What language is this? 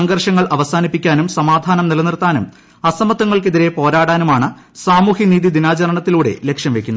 Malayalam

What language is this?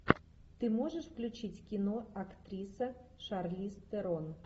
Russian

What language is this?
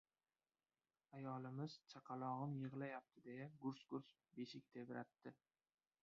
Uzbek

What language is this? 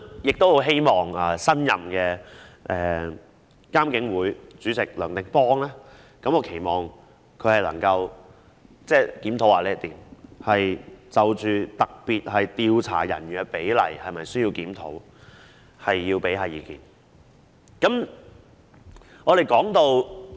Cantonese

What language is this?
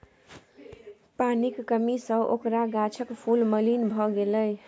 Maithili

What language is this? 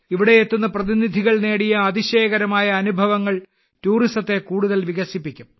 Malayalam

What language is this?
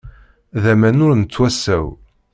Kabyle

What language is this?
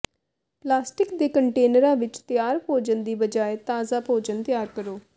Punjabi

